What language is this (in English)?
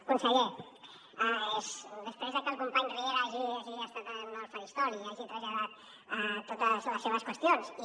Catalan